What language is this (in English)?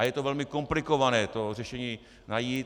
Czech